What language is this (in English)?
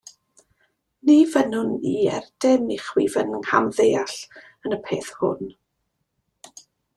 Welsh